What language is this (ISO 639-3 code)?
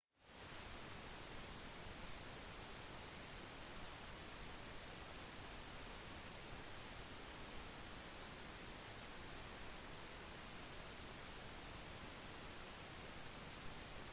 msa